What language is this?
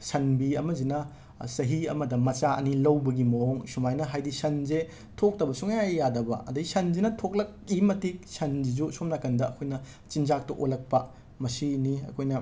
Manipuri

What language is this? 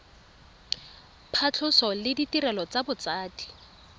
Tswana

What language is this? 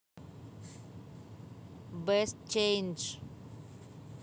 Russian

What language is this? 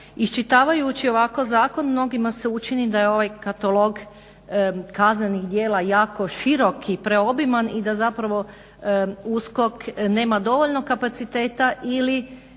Croatian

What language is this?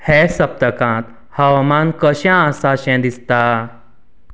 Konkani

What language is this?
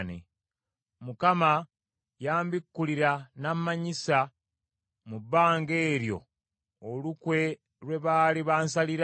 Ganda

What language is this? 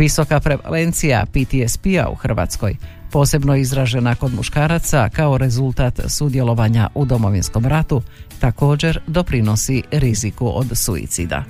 Croatian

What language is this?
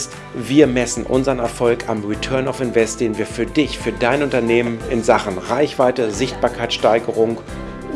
German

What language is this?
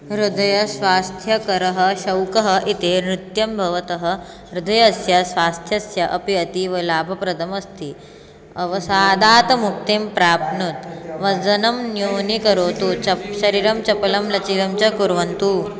Sanskrit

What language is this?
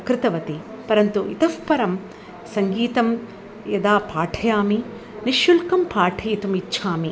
Sanskrit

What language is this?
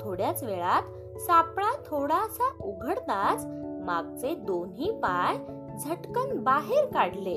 Marathi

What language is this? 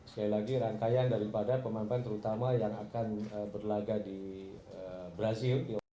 Indonesian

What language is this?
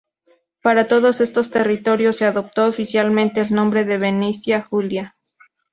Spanish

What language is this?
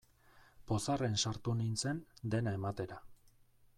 Basque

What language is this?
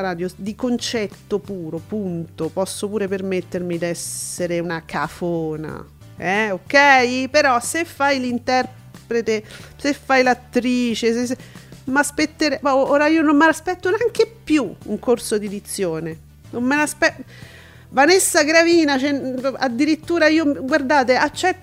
Italian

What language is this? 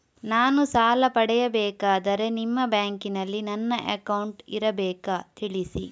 Kannada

